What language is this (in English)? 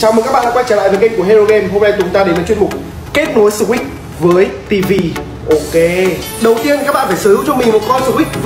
Vietnamese